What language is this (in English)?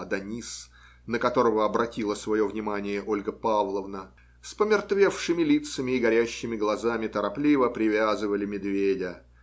Russian